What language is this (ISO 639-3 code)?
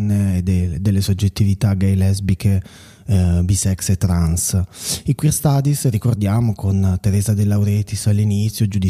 ita